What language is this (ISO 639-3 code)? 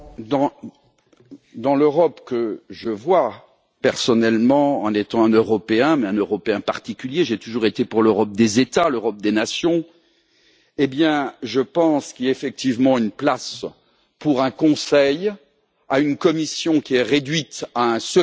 fra